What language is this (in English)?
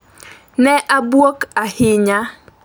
Luo (Kenya and Tanzania)